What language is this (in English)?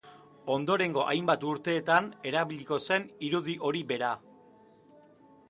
Basque